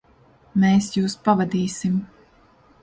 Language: Latvian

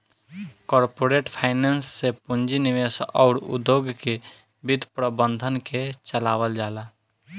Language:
Bhojpuri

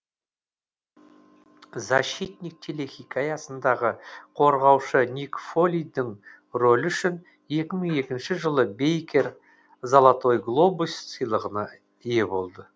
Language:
Kazakh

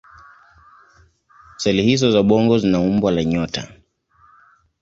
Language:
Swahili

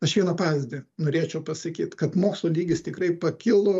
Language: Lithuanian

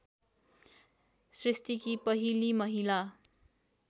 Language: Nepali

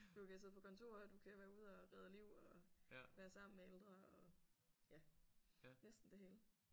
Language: Danish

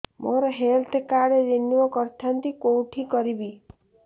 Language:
Odia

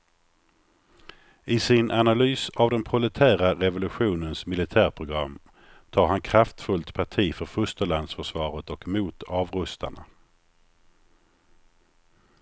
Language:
Swedish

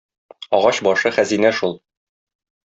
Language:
Tatar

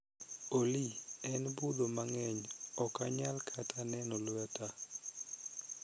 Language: Luo (Kenya and Tanzania)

